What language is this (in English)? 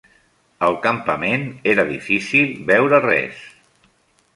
Catalan